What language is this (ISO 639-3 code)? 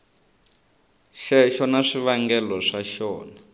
tso